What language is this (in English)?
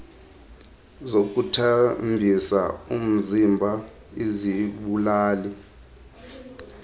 Xhosa